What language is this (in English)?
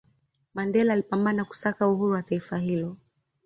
Swahili